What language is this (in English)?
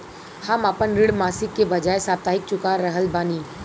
Bhojpuri